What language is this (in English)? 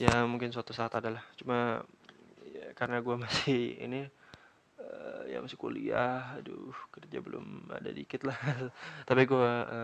Indonesian